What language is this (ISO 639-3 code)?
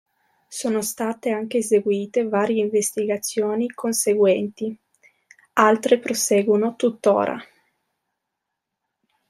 ita